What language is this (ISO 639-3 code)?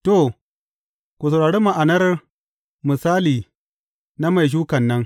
hau